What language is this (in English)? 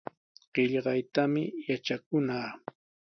Sihuas Ancash Quechua